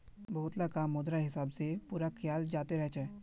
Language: Magahi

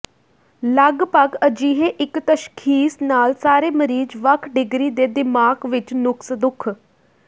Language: Punjabi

